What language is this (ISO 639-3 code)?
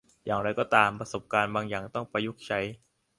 tha